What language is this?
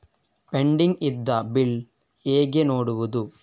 Kannada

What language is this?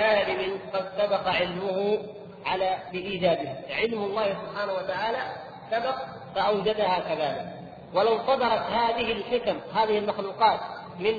Arabic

